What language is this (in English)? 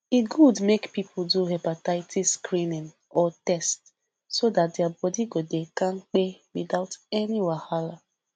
Nigerian Pidgin